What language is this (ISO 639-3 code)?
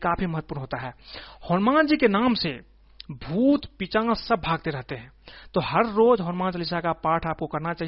hin